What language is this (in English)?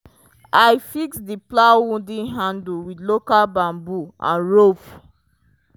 Nigerian Pidgin